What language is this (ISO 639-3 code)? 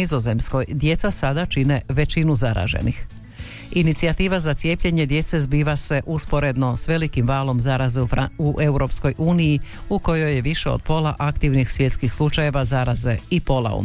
hrv